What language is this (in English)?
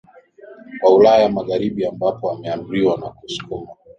Swahili